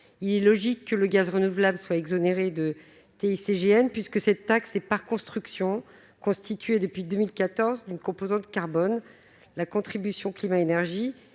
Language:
French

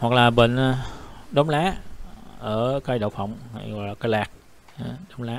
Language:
Vietnamese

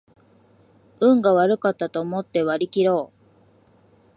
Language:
Japanese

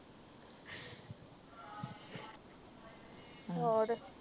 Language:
Punjabi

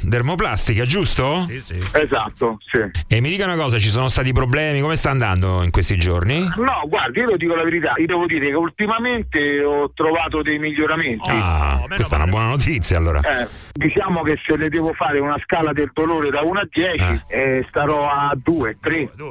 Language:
Italian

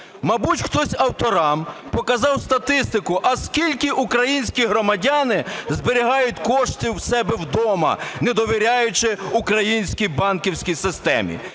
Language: Ukrainian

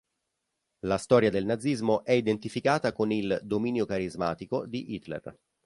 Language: Italian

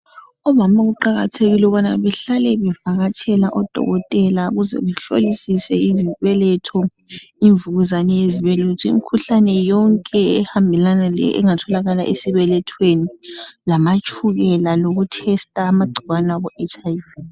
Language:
North Ndebele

